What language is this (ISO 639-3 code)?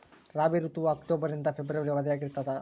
kan